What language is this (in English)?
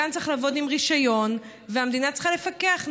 Hebrew